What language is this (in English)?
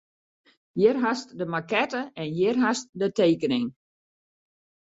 Western Frisian